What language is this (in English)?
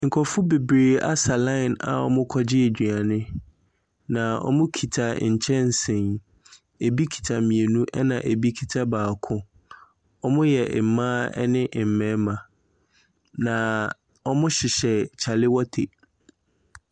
Akan